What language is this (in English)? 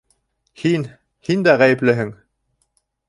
Bashkir